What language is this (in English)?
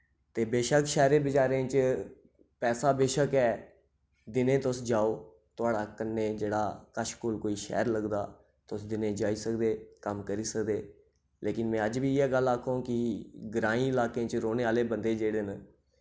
Dogri